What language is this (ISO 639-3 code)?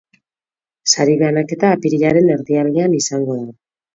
eus